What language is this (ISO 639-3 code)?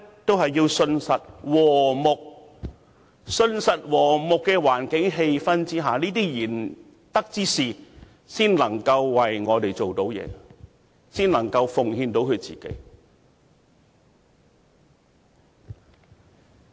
yue